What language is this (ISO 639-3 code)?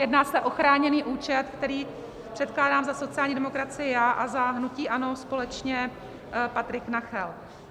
ces